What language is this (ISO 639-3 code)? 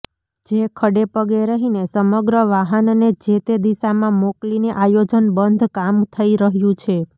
guj